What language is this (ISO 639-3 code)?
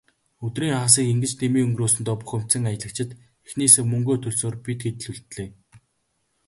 mon